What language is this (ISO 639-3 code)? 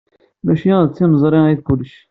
kab